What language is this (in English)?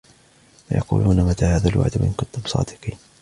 Arabic